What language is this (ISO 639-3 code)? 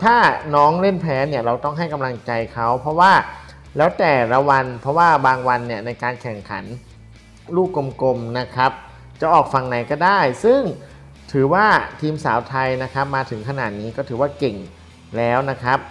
tha